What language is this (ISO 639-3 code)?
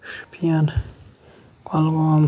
kas